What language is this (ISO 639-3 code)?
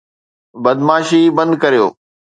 snd